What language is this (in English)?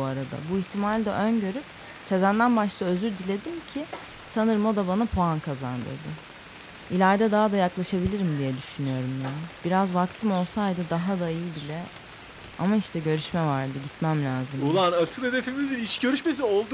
Turkish